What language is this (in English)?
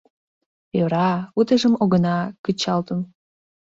Mari